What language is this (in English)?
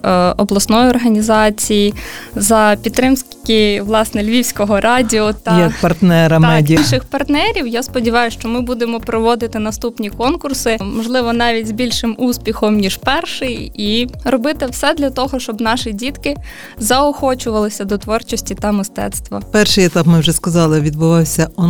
Ukrainian